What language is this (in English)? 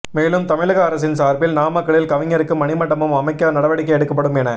Tamil